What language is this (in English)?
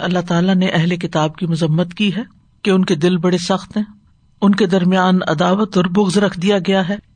Urdu